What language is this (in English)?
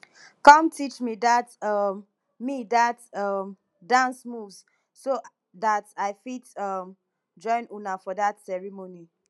Nigerian Pidgin